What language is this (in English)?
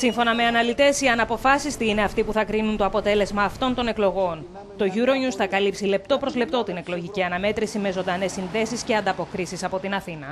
Greek